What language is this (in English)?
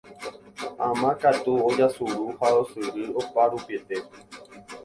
Guarani